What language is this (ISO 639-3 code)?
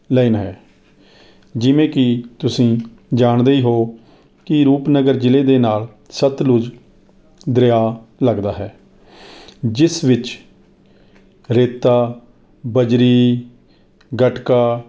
pan